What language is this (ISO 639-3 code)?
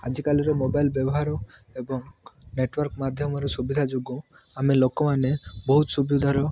ori